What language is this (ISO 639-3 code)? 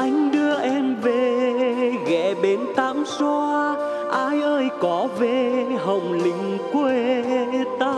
vie